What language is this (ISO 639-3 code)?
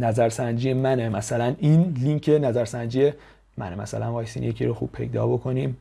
fas